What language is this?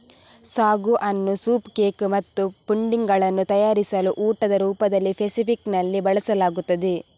Kannada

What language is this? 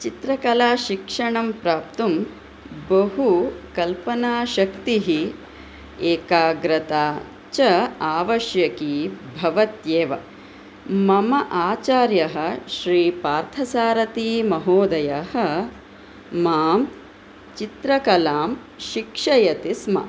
Sanskrit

